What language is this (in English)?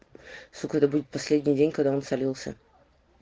Russian